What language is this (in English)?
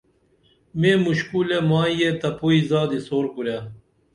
Dameli